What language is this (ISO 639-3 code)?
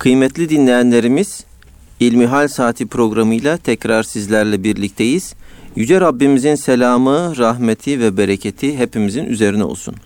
tur